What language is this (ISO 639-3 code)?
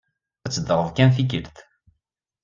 kab